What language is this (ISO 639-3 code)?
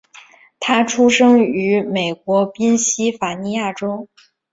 zho